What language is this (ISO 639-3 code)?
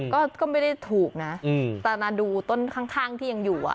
tha